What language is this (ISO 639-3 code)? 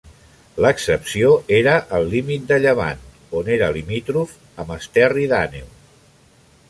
cat